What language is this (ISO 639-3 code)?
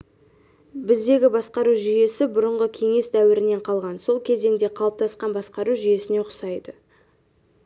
kaz